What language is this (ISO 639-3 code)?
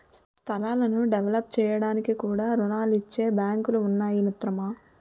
tel